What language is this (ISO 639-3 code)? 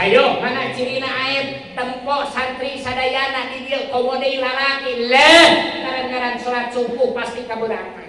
ind